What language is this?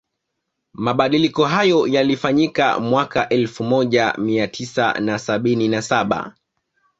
Swahili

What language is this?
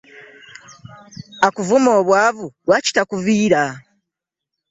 Ganda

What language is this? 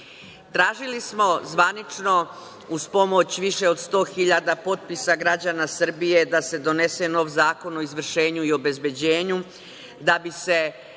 Serbian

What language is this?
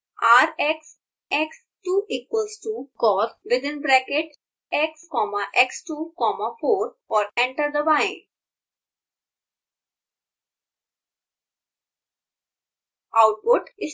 Hindi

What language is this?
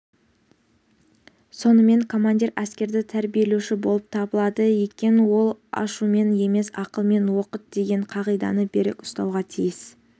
Kazakh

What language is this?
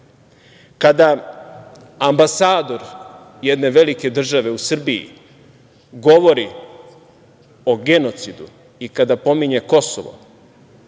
Serbian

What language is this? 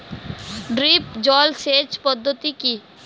Bangla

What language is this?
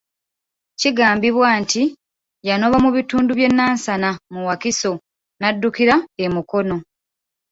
Ganda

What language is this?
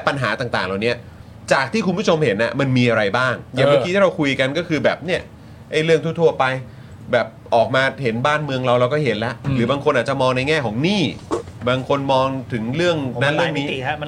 Thai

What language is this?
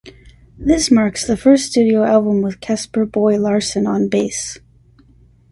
English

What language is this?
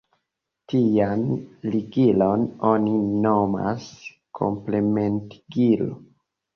Esperanto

